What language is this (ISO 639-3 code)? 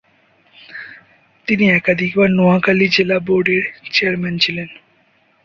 ben